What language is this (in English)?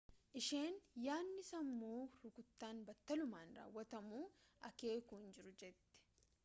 Oromo